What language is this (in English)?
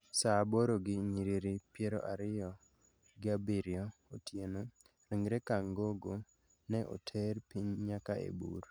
Luo (Kenya and Tanzania)